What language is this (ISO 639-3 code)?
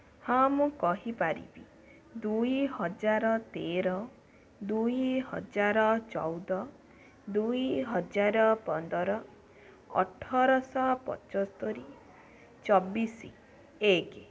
ori